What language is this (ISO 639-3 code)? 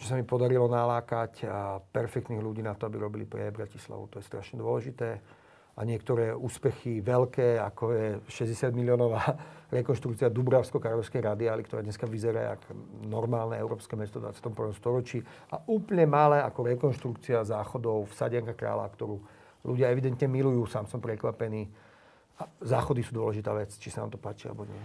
slk